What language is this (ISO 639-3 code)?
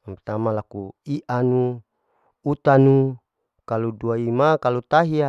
alo